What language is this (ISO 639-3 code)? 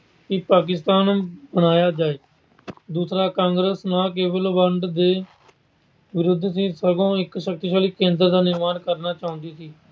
pan